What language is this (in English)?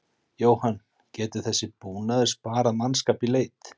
Icelandic